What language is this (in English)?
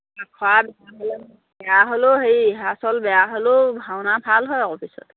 Assamese